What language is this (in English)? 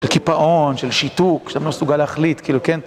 Hebrew